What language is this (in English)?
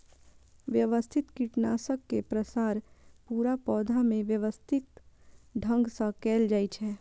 Maithili